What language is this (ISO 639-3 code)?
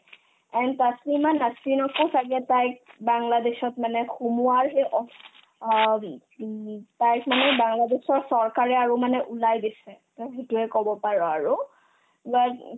asm